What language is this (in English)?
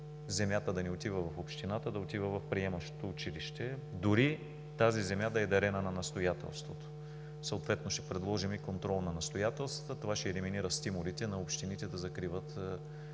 Bulgarian